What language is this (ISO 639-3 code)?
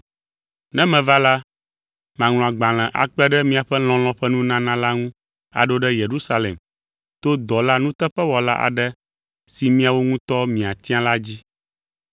ewe